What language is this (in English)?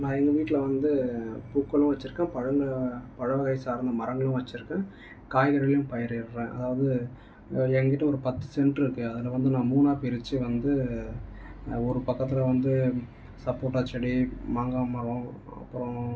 Tamil